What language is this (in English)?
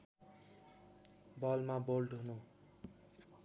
Nepali